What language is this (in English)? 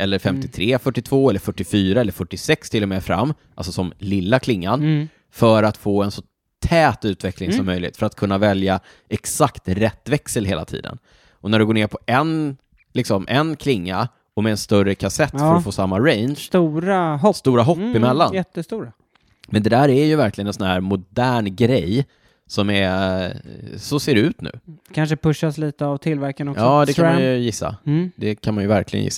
Swedish